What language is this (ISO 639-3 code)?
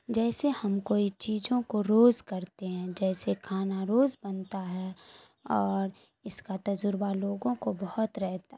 urd